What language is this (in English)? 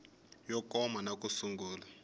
Tsonga